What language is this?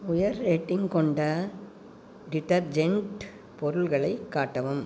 Tamil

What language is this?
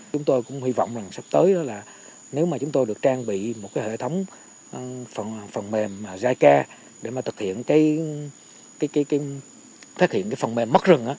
Vietnamese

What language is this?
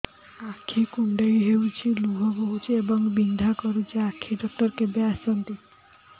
Odia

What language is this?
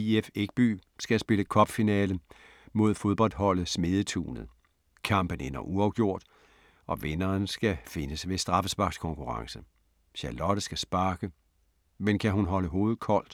Danish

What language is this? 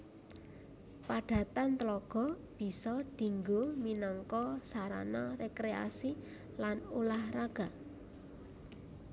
Javanese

